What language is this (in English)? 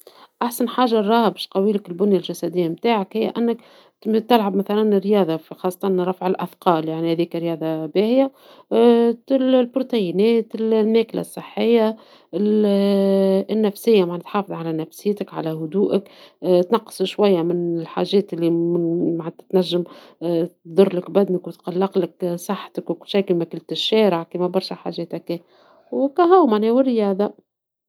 Tunisian Arabic